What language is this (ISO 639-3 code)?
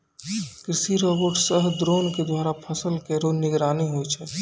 mai